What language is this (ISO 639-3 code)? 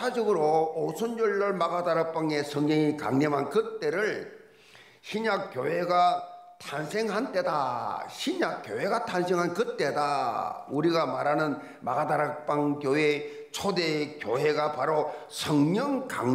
kor